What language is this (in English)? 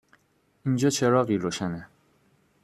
Persian